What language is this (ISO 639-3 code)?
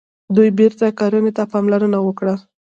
pus